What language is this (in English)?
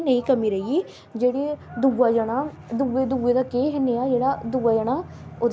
Dogri